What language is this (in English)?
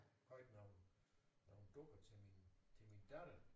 Danish